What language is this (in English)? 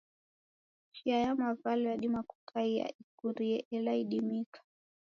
Taita